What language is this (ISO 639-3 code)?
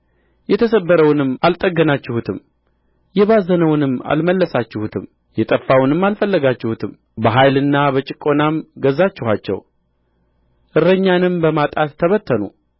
amh